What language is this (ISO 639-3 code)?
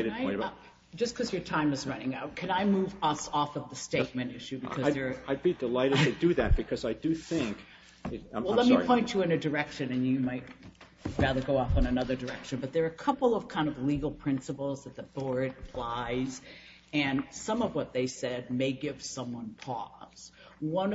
eng